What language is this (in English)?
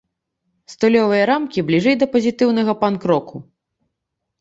Belarusian